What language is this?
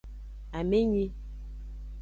Aja (Benin)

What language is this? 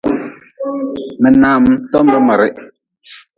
Nawdm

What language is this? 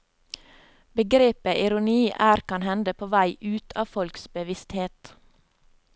Norwegian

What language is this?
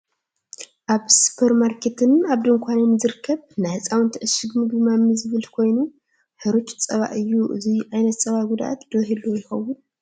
Tigrinya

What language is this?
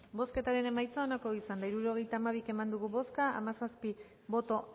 Basque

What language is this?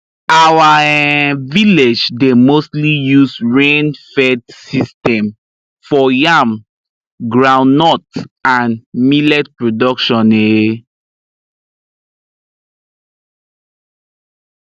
Nigerian Pidgin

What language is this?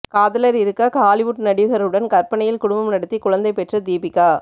Tamil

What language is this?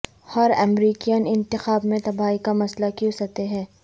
Urdu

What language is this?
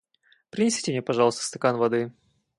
Russian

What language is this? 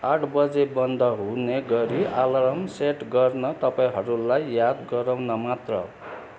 Nepali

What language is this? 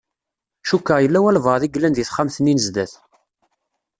Kabyle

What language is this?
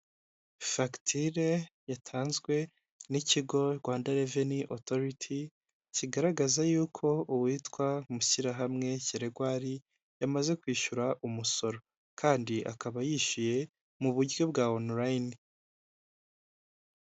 Kinyarwanda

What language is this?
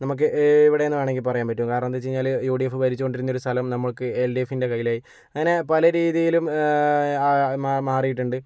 Malayalam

